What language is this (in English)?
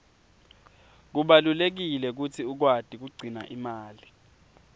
Swati